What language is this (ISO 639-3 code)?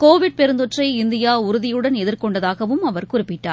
tam